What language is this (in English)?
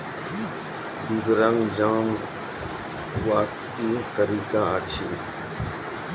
Maithili